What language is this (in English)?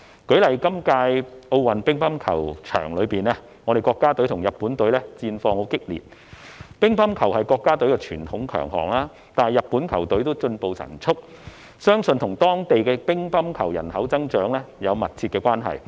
Cantonese